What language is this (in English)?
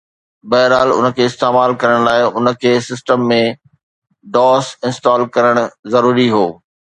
Sindhi